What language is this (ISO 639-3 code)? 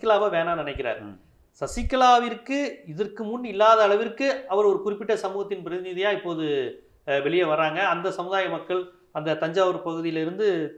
hin